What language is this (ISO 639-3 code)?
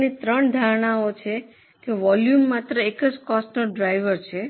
guj